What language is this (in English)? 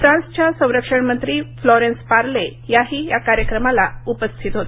Marathi